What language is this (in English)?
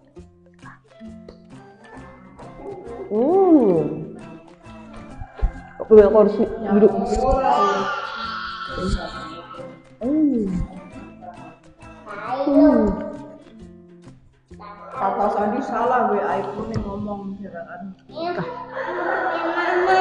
Indonesian